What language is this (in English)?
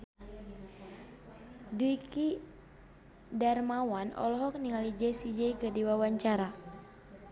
Sundanese